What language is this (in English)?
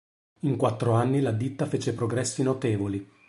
Italian